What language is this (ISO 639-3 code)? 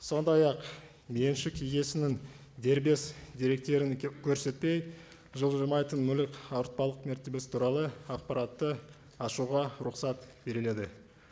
kaz